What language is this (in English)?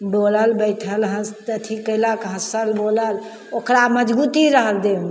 Maithili